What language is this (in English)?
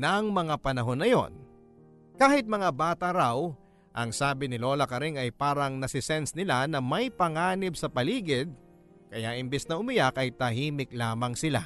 Filipino